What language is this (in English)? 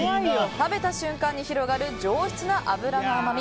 Japanese